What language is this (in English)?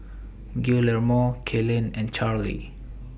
English